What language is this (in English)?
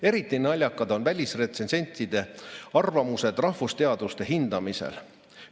Estonian